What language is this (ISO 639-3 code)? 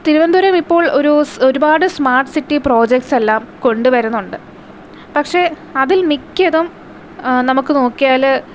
mal